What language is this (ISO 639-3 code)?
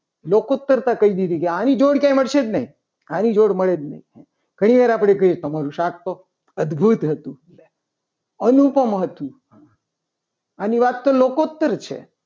guj